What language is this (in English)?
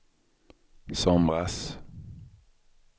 Swedish